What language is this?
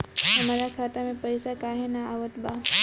Bhojpuri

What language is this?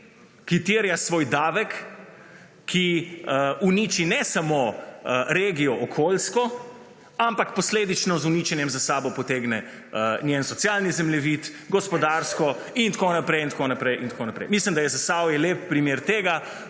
Slovenian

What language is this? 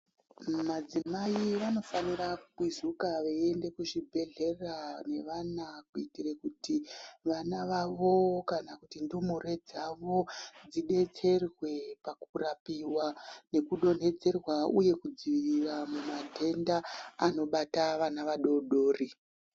Ndau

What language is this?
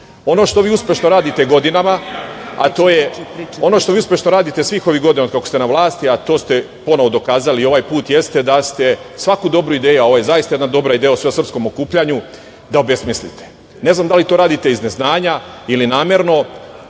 Serbian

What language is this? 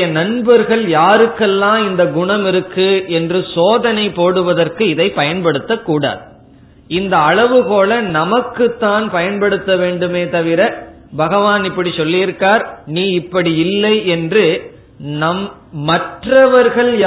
Tamil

